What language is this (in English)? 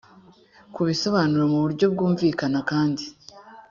Kinyarwanda